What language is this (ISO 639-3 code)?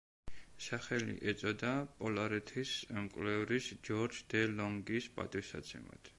kat